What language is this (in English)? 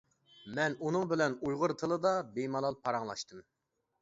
Uyghur